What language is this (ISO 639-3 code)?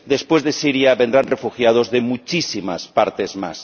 spa